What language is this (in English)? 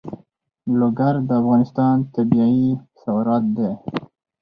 Pashto